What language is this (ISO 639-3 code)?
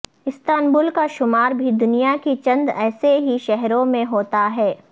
urd